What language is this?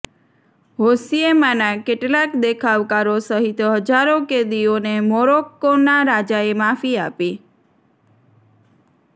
Gujarati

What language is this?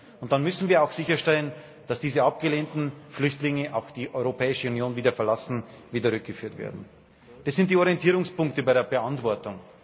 German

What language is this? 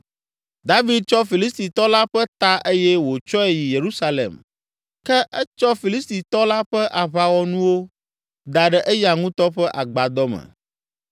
Ewe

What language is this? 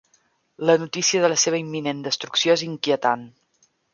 Catalan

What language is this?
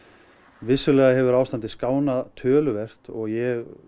Icelandic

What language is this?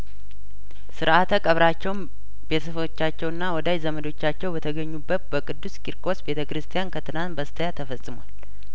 Amharic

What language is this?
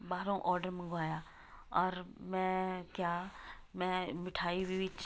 Punjabi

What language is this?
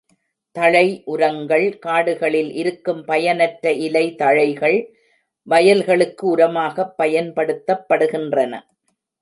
Tamil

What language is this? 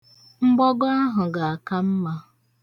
Igbo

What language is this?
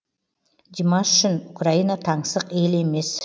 Kazakh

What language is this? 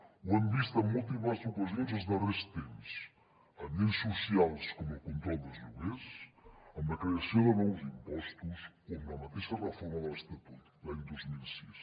Catalan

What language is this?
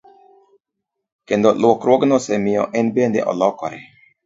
Luo (Kenya and Tanzania)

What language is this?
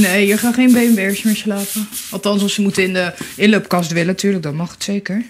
Dutch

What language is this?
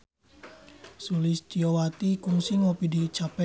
Sundanese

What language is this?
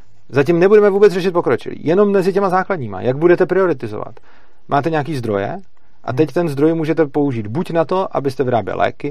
Czech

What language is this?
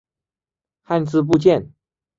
Chinese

